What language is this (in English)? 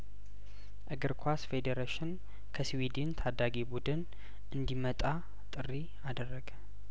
Amharic